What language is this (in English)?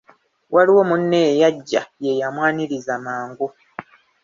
Ganda